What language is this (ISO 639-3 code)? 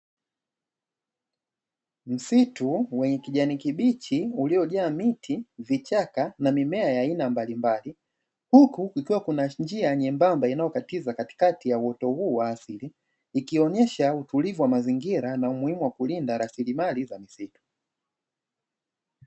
swa